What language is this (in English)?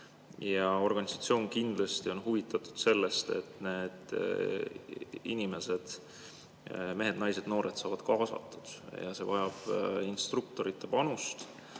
Estonian